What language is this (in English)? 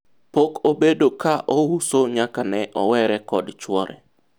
Luo (Kenya and Tanzania)